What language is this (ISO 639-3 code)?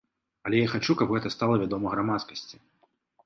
bel